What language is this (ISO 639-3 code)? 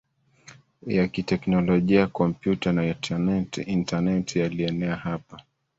swa